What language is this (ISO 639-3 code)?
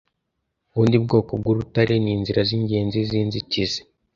kin